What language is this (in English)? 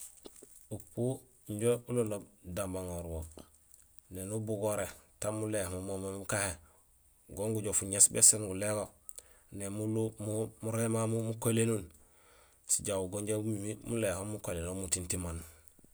Gusilay